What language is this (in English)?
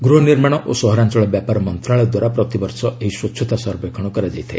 Odia